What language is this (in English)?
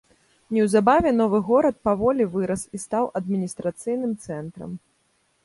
Belarusian